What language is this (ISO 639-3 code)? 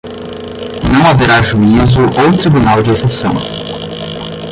por